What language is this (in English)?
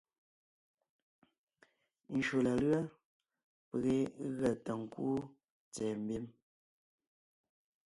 Ngiemboon